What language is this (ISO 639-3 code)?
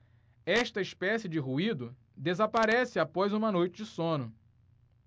por